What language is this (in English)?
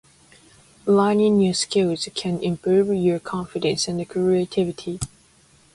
Japanese